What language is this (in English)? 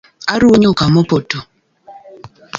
Luo (Kenya and Tanzania)